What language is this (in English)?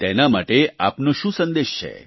Gujarati